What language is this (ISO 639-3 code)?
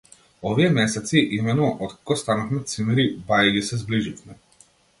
mkd